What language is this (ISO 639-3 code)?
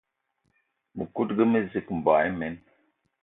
eto